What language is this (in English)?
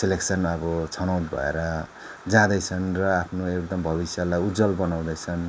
Nepali